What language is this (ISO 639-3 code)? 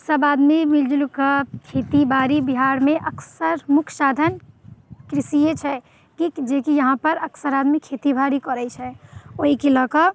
mai